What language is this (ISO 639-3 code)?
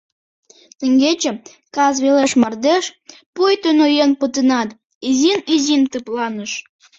chm